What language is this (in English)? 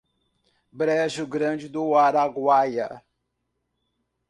Portuguese